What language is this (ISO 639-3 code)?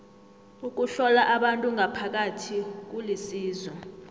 nbl